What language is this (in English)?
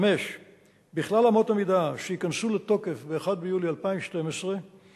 Hebrew